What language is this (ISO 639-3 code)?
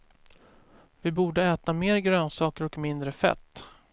swe